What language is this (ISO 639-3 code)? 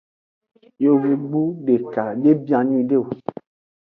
ajg